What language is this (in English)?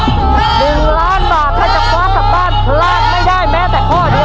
Thai